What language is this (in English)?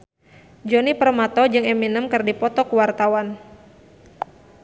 Sundanese